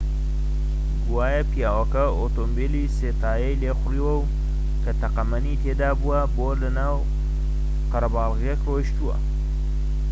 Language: Central Kurdish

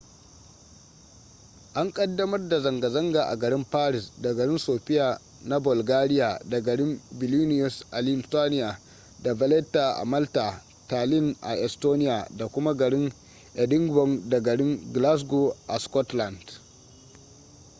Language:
Hausa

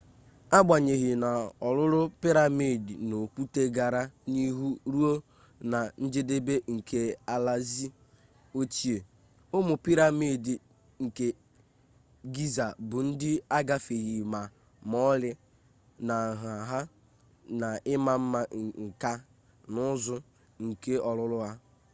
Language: Igbo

